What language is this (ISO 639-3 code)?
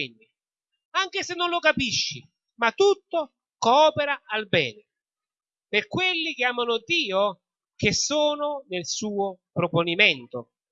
ita